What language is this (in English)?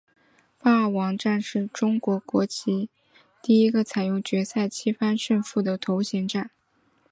Chinese